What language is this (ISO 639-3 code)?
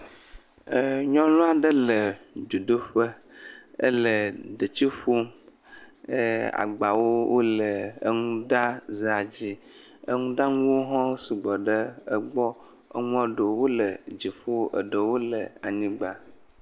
ewe